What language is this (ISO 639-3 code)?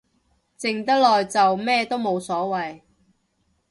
yue